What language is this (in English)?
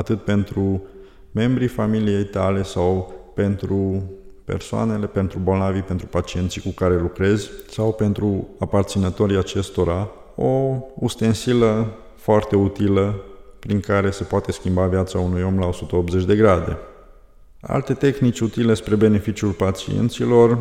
Romanian